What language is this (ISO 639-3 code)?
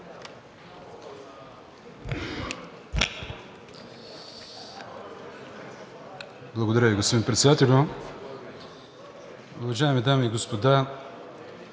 bul